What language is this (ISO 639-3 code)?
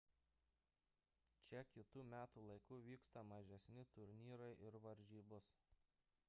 lit